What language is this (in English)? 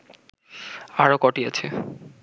Bangla